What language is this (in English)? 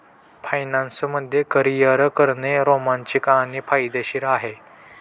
Marathi